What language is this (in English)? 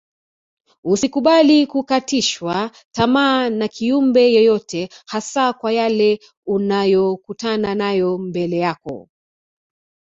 Swahili